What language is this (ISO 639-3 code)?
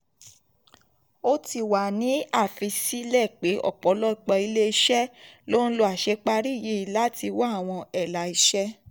yor